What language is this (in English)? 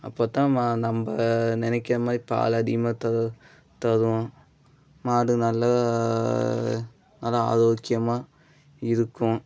Tamil